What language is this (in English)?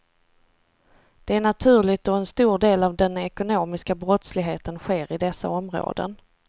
Swedish